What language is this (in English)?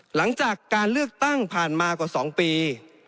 Thai